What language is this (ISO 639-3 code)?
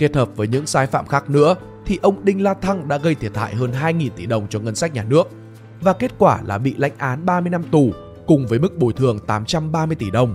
vie